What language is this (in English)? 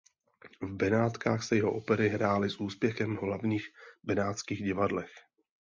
Czech